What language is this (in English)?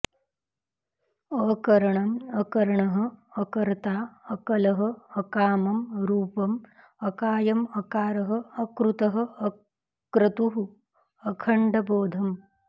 Sanskrit